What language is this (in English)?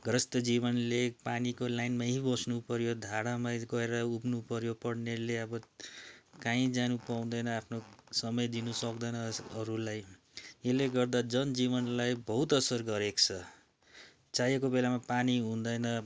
Nepali